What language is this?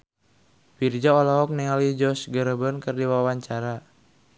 Sundanese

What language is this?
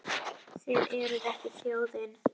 Icelandic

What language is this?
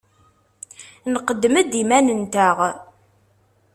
Kabyle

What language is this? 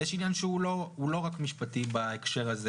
Hebrew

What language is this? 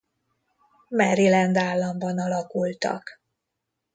Hungarian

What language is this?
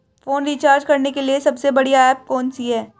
Hindi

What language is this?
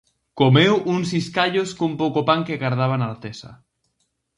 Galician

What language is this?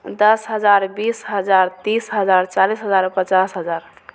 Maithili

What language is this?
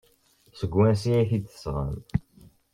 Kabyle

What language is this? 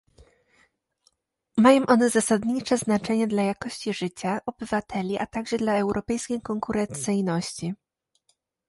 Polish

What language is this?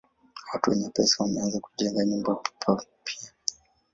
Swahili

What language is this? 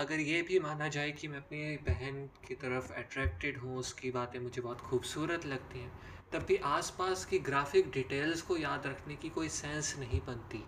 Hindi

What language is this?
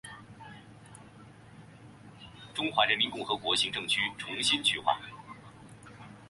Chinese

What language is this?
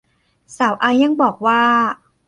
Thai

